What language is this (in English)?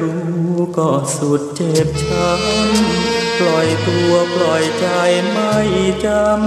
Thai